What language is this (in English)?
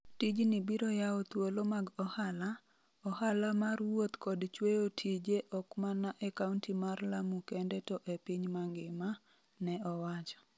Luo (Kenya and Tanzania)